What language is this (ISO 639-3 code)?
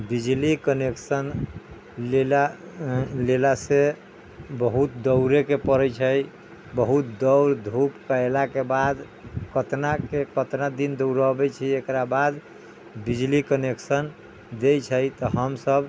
mai